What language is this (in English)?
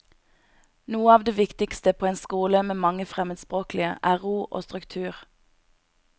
Norwegian